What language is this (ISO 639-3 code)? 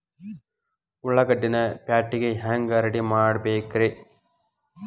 kan